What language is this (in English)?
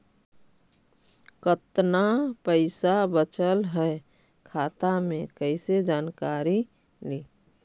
Magahi